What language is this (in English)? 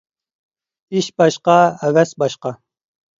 Uyghur